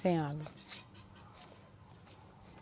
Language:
Portuguese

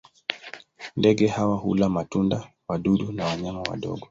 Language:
Swahili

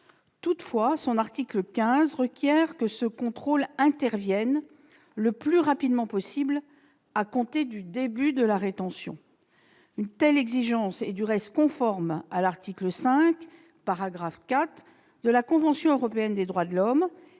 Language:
French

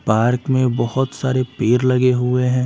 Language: Hindi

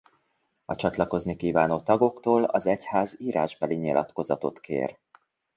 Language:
Hungarian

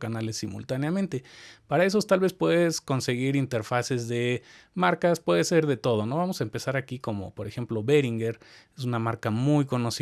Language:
Spanish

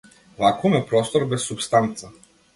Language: Macedonian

